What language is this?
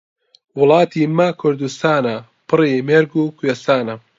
Central Kurdish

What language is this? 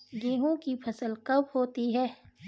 Hindi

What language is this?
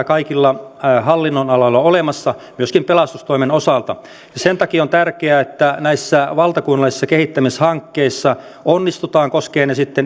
Finnish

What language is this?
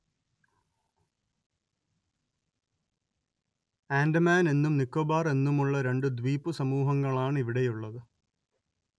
Malayalam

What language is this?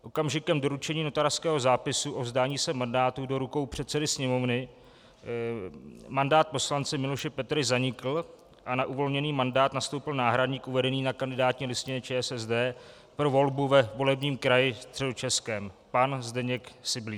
Czech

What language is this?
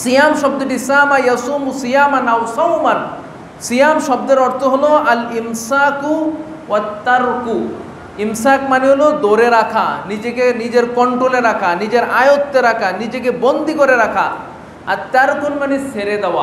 Indonesian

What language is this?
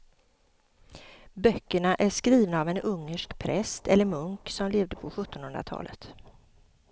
Swedish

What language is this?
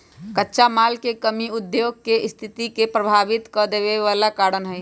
Magahi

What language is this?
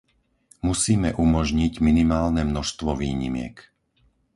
Slovak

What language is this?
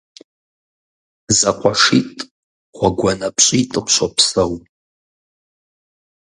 Kabardian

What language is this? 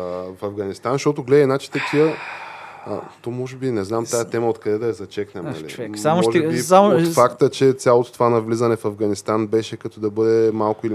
Bulgarian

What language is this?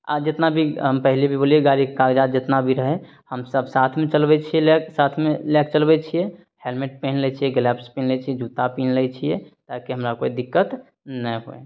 Maithili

